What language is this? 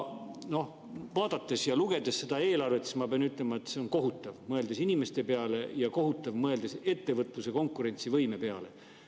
Estonian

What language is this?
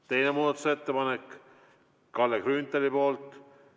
Estonian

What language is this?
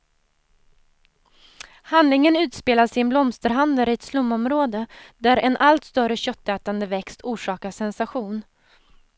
Swedish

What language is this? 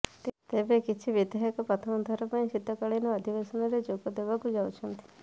Odia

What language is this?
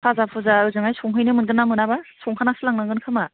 Bodo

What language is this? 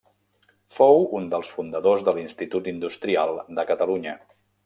Catalan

